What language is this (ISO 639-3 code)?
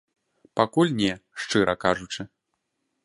bel